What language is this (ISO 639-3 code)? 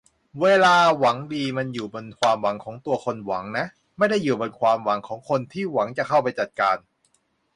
tha